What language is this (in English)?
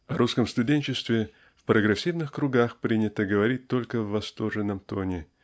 Russian